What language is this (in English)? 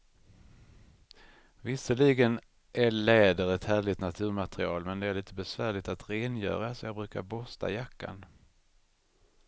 Swedish